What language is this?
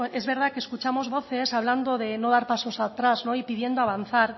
Spanish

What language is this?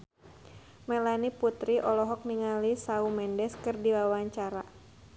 Sundanese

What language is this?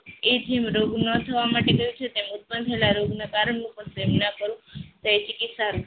Gujarati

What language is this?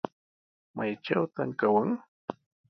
Sihuas Ancash Quechua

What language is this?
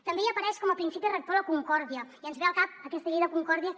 Catalan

